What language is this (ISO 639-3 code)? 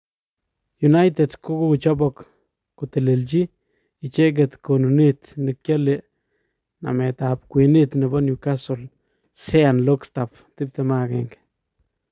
kln